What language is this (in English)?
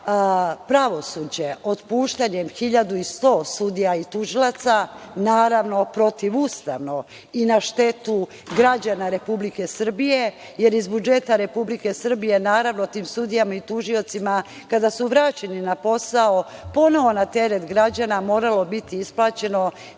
Serbian